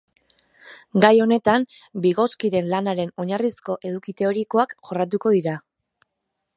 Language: Basque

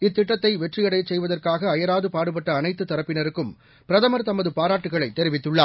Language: Tamil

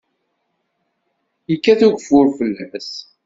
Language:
Kabyle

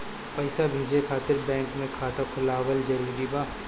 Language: Bhojpuri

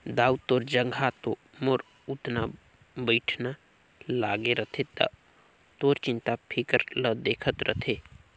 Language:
Chhattisgarhi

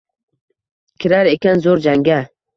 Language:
Uzbek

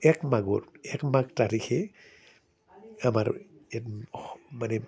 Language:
Assamese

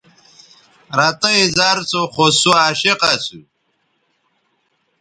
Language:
Bateri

